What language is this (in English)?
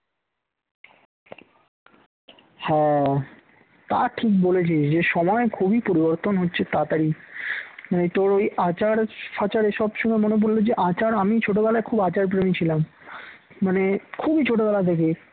Bangla